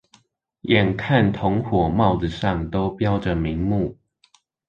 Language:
Chinese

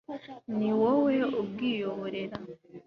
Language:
Kinyarwanda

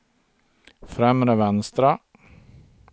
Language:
Swedish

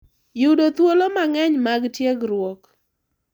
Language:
Luo (Kenya and Tanzania)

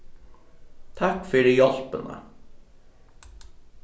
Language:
Faroese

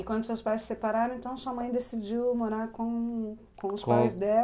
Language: Portuguese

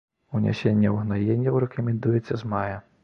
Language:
Belarusian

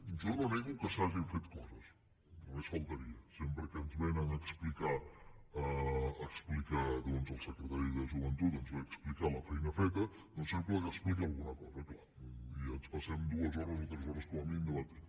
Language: Catalan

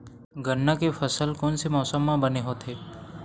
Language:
Chhattisgarhi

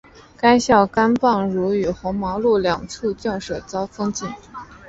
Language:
Chinese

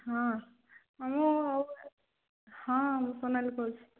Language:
Odia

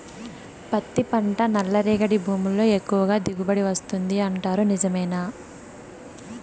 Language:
Telugu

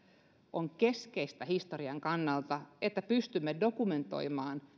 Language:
Finnish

